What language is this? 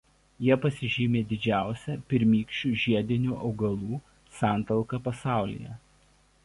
Lithuanian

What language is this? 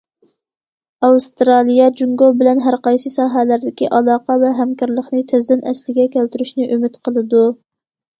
Uyghur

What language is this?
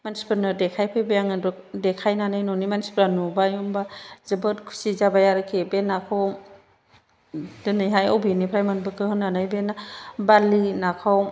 Bodo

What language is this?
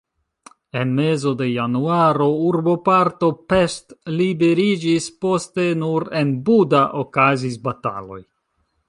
Esperanto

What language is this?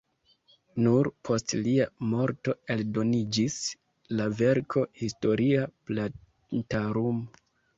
Esperanto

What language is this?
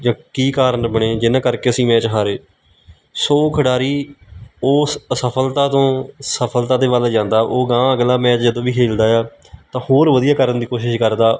Punjabi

